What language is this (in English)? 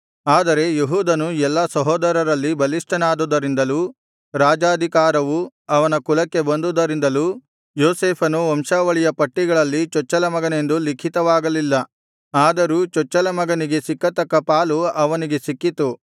Kannada